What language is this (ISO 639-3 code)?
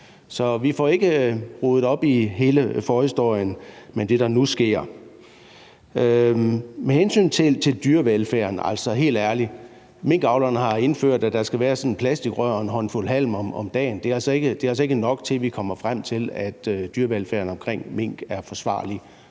dan